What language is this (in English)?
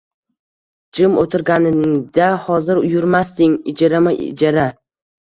Uzbek